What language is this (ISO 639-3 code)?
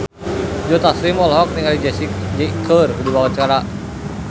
sun